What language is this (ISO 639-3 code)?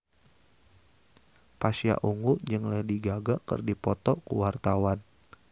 sun